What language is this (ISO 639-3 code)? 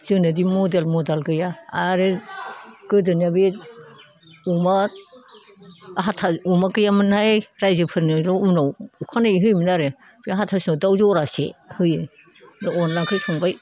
brx